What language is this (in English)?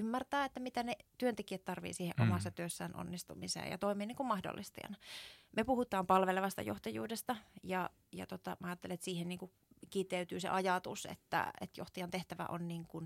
Finnish